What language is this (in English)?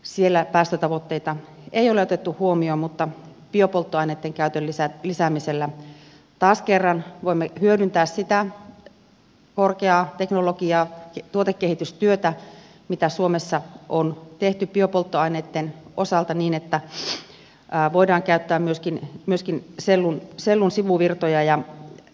Finnish